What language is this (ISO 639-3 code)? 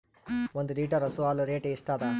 kan